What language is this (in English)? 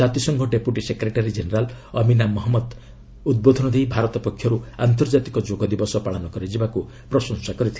Odia